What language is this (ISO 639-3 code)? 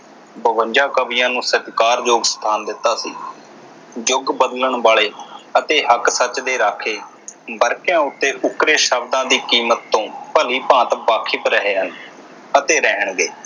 pan